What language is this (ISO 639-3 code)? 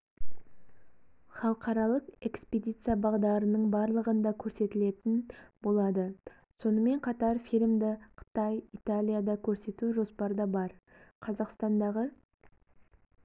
kaz